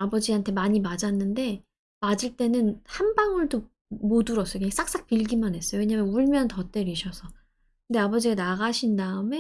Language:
Korean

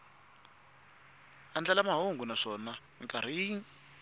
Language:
Tsonga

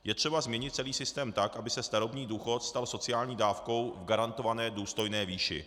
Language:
Czech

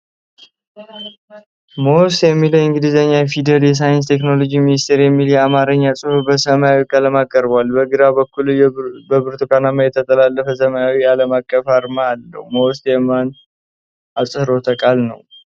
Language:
Amharic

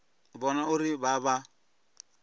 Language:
Venda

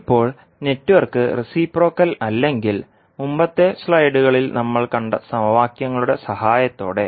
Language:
Malayalam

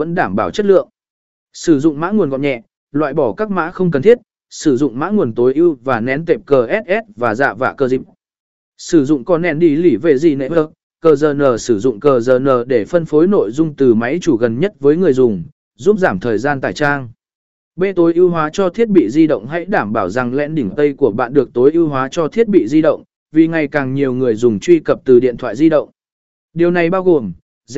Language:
Vietnamese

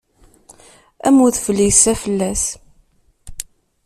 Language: Kabyle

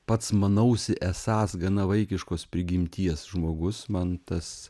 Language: Lithuanian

